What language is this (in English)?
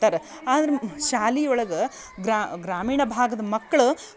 Kannada